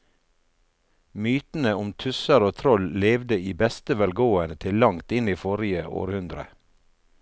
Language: Norwegian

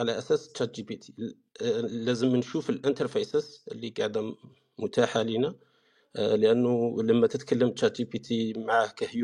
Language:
Arabic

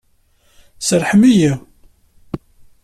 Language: Kabyle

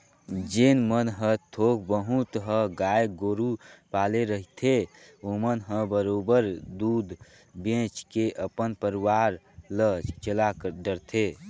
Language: Chhattisgarhi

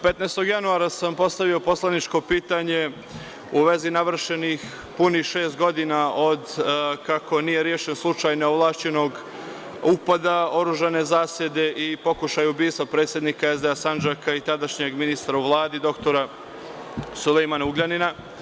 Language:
Serbian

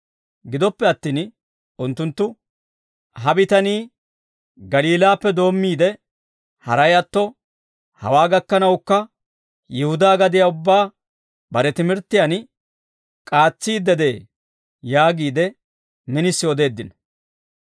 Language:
Dawro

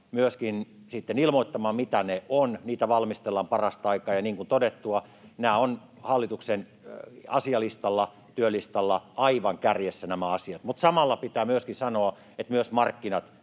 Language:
Finnish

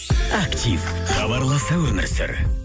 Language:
Kazakh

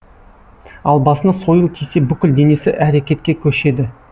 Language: Kazakh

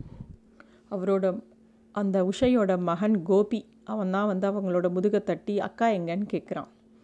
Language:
Tamil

